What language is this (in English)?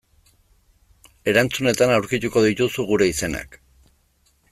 Basque